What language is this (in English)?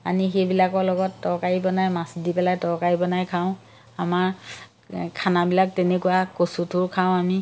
Assamese